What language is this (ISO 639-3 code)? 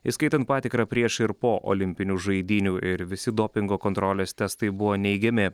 lit